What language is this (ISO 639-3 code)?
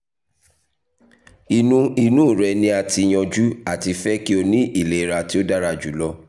yor